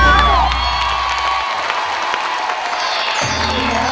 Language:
Thai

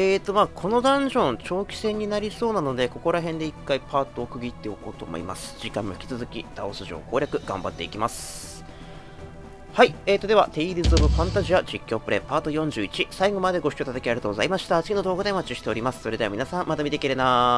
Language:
Japanese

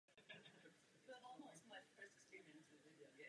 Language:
Czech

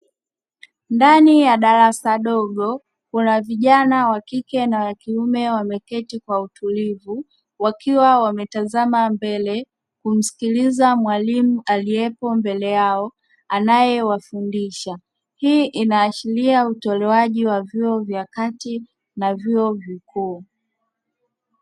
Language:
Swahili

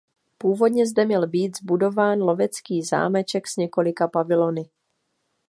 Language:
Czech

